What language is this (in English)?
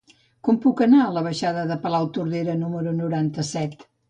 Catalan